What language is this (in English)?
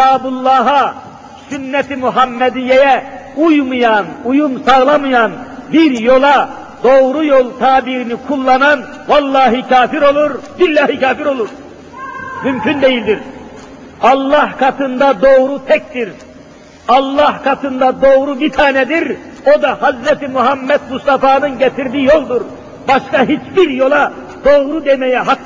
Turkish